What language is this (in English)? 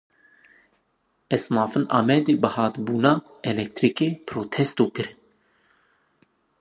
Kurdish